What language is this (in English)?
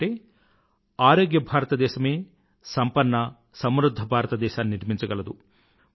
Telugu